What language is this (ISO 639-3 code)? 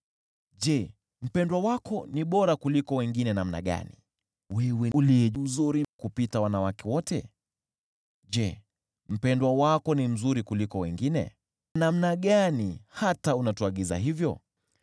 swa